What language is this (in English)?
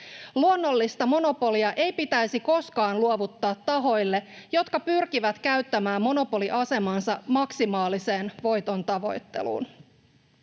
Finnish